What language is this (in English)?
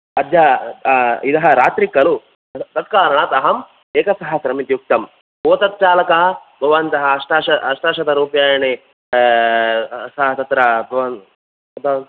Sanskrit